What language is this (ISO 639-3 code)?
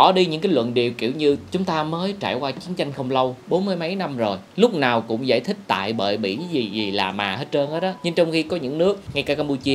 vie